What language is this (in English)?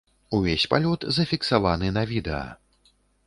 Belarusian